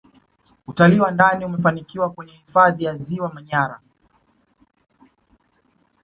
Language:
Swahili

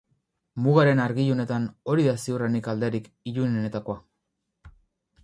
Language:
Basque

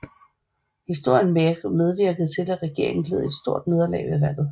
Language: Danish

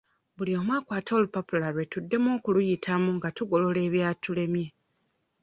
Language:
Ganda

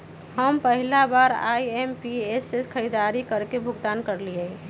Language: Magahi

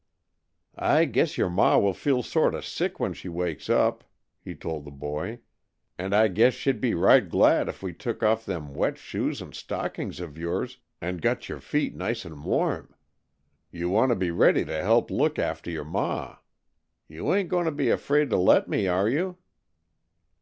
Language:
English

